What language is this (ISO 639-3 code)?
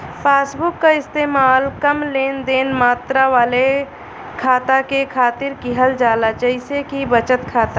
bho